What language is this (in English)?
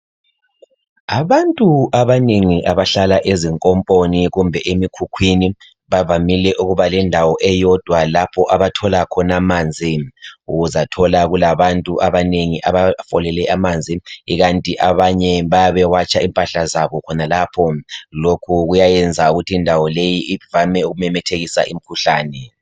North Ndebele